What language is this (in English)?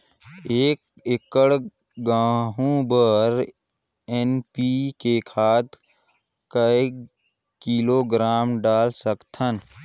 Chhattisgarhi